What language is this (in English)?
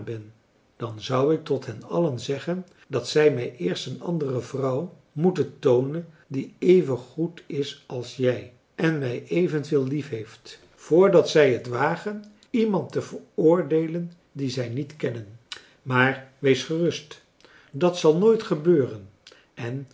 Dutch